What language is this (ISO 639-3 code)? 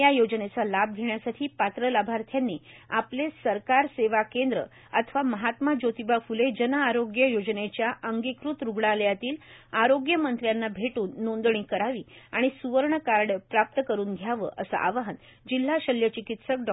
mar